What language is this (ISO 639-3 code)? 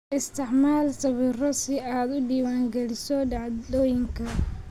som